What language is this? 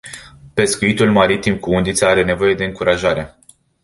Romanian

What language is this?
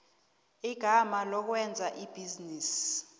South Ndebele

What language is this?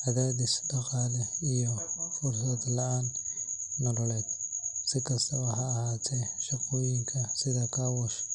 Somali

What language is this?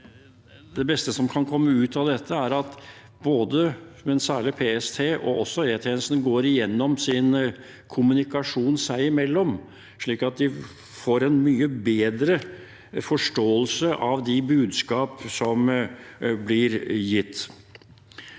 Norwegian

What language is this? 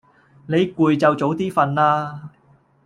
Cantonese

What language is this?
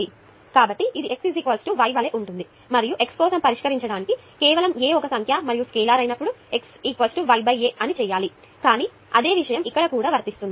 Telugu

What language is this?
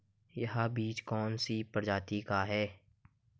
Hindi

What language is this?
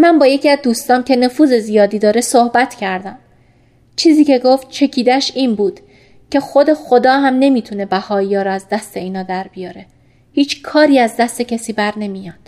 Persian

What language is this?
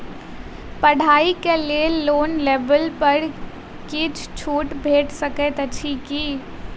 Maithili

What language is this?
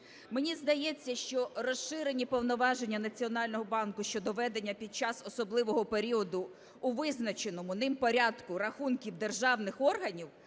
Ukrainian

